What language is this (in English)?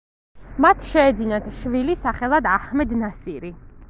Georgian